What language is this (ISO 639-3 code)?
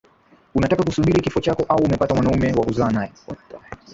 swa